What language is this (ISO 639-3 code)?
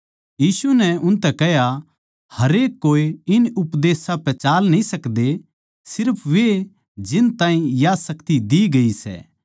bgc